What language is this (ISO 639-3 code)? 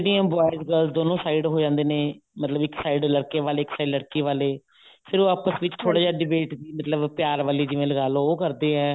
pan